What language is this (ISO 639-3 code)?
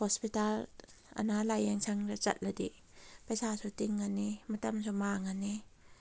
mni